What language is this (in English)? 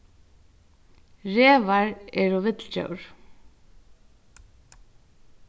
Faroese